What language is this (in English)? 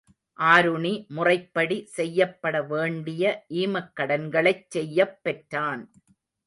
Tamil